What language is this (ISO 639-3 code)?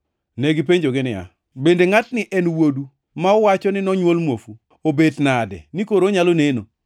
luo